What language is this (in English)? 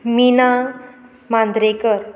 Konkani